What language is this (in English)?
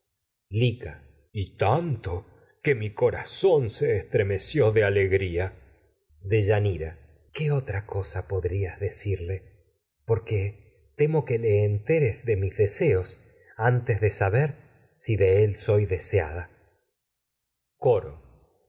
Spanish